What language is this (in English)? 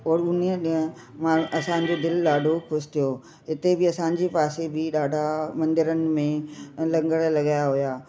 Sindhi